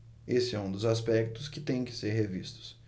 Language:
Portuguese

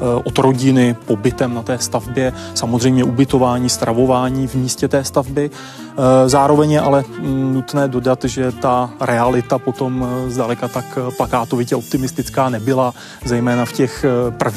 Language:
Czech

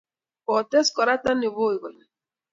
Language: Kalenjin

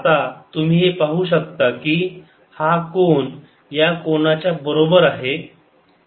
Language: Marathi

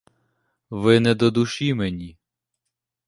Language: Ukrainian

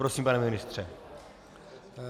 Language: Czech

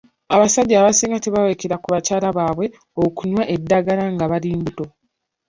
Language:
Ganda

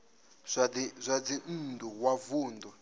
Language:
Venda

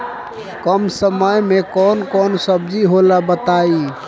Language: Bhojpuri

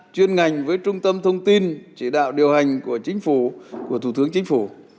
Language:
Vietnamese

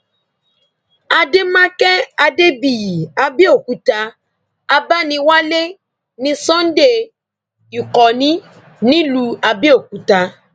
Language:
Yoruba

